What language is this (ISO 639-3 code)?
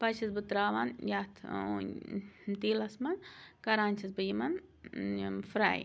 kas